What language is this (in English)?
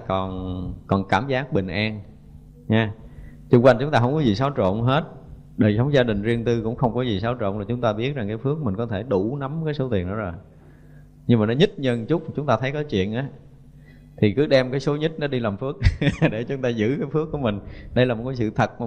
Vietnamese